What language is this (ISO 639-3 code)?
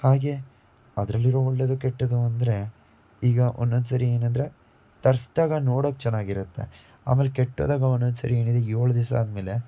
kan